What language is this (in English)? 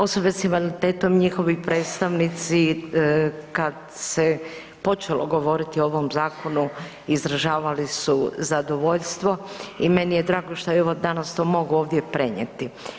Croatian